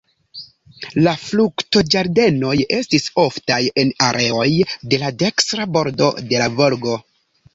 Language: Esperanto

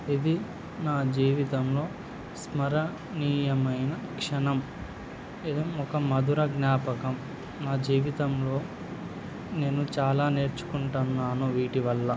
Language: Telugu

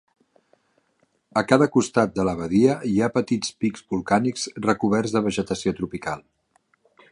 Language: Catalan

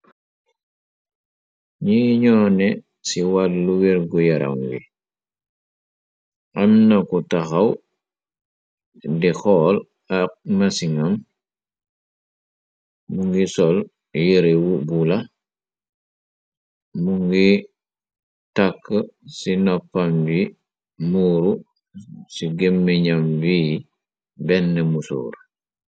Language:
Wolof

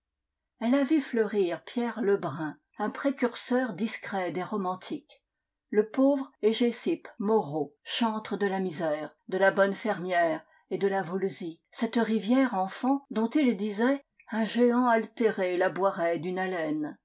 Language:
French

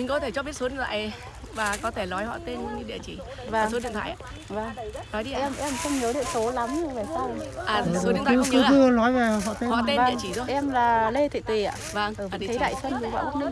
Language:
Vietnamese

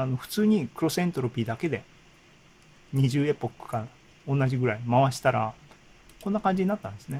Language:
Japanese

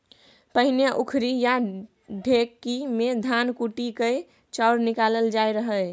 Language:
Maithili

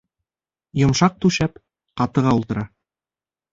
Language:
Bashkir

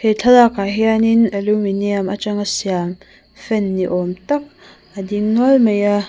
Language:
Mizo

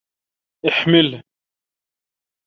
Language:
Arabic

